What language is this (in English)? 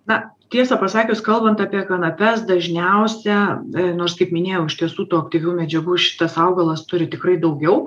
Lithuanian